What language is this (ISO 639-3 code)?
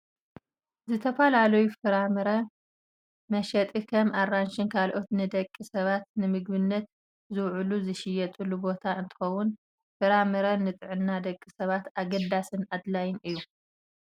tir